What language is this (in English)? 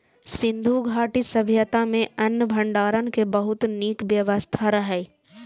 Maithili